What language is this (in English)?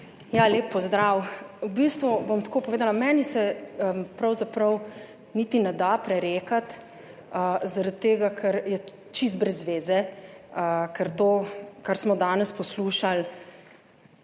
Slovenian